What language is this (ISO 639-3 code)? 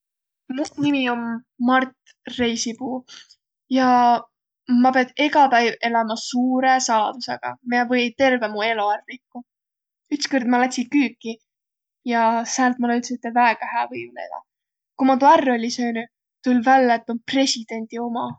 vro